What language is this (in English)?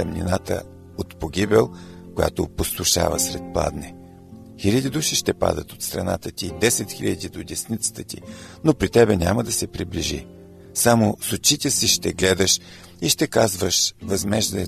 Bulgarian